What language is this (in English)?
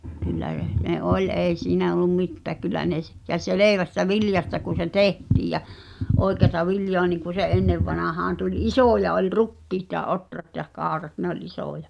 Finnish